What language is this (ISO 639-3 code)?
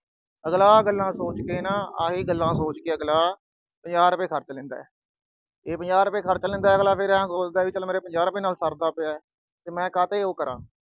pan